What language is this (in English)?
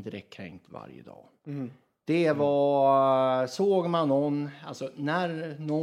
Swedish